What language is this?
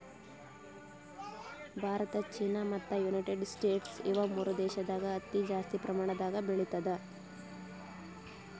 Kannada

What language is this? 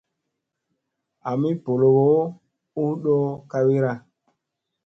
Musey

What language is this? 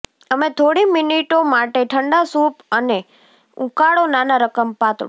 Gujarati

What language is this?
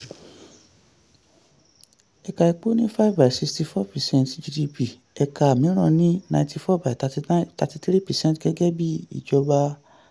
Yoruba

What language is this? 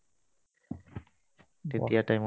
Assamese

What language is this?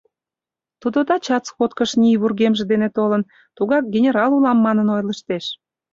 Mari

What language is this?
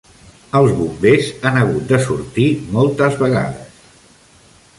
Catalan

